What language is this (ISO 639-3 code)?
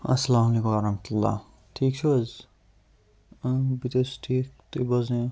kas